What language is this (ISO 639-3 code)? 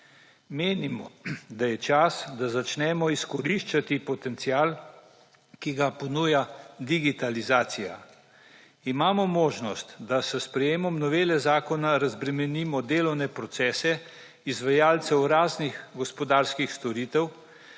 slv